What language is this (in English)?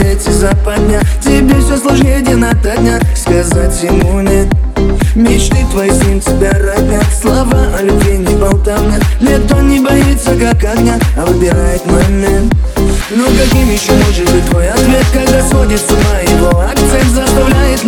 Russian